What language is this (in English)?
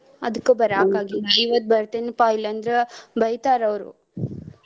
Kannada